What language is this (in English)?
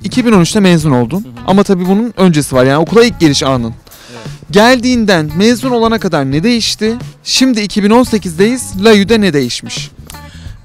Turkish